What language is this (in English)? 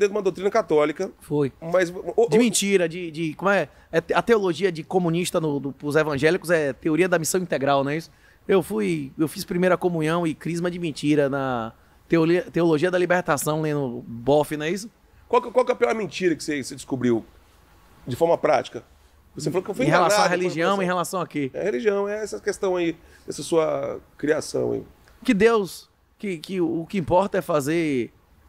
Portuguese